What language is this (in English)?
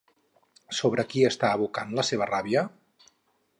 Catalan